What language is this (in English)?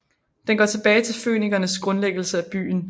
Danish